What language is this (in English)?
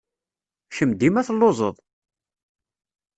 Kabyle